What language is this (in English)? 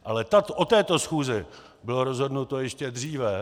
Czech